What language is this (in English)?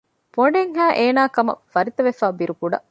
Divehi